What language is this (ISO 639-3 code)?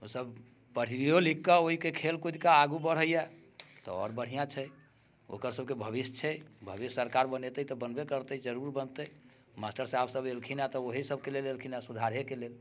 mai